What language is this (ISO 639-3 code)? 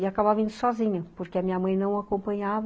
por